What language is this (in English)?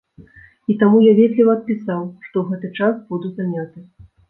Belarusian